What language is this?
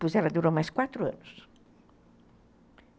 Portuguese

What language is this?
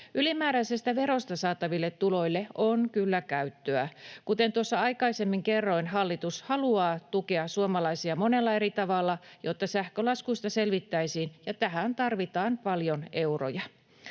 Finnish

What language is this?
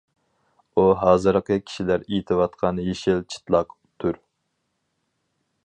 Uyghur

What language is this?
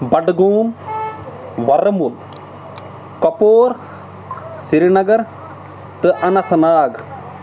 Kashmiri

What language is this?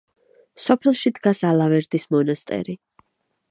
Georgian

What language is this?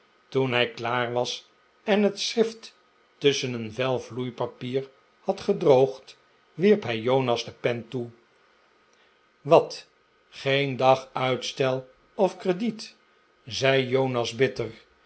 Dutch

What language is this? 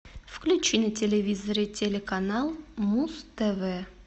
Russian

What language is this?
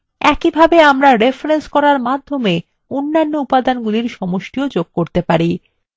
Bangla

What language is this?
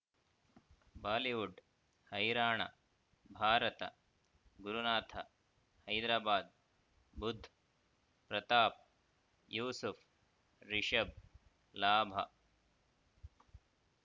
Kannada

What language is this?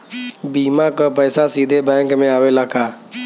Bhojpuri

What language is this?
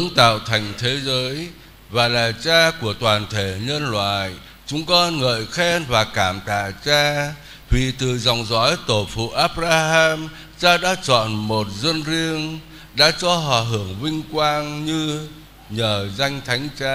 Vietnamese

